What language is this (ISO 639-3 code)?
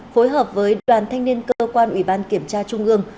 vie